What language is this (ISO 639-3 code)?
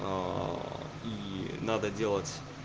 rus